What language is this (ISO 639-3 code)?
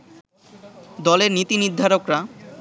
ben